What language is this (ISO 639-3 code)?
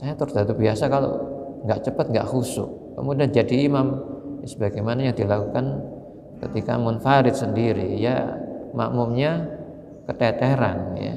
ind